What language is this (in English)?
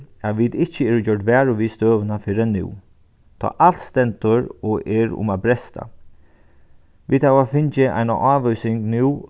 Faroese